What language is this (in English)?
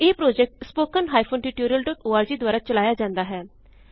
Punjabi